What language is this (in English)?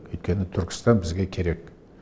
Kazakh